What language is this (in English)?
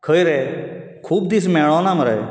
Konkani